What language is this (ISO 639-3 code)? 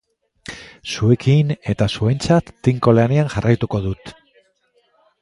eus